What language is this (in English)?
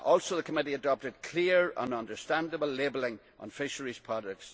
English